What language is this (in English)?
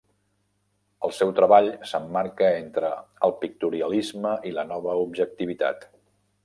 Catalan